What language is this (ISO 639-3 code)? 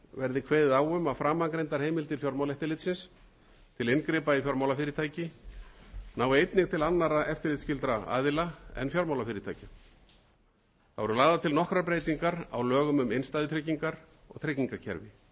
isl